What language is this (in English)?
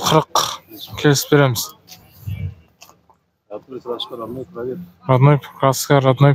Turkish